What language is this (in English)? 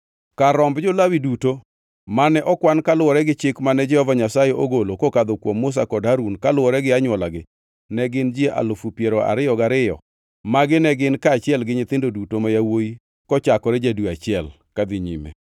Luo (Kenya and Tanzania)